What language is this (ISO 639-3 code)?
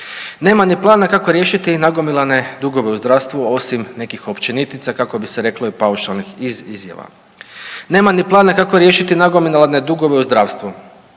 hrv